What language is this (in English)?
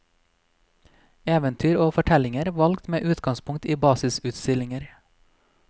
Norwegian